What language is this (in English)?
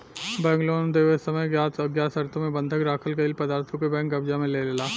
Bhojpuri